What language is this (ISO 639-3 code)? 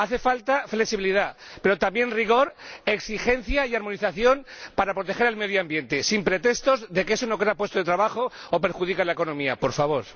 spa